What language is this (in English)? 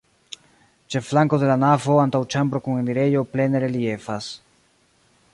Esperanto